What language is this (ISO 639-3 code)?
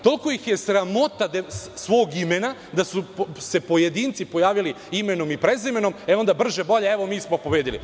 srp